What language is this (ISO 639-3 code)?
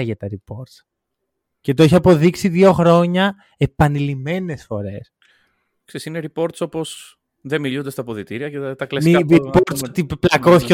ell